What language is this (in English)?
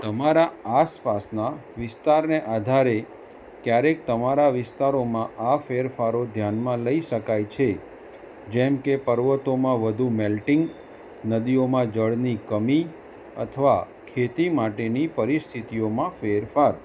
Gujarati